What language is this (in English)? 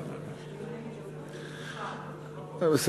Hebrew